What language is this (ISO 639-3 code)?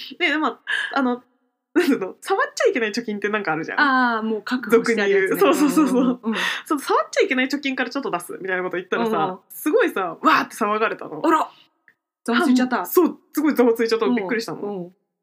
jpn